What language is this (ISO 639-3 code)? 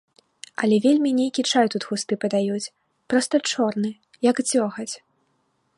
bel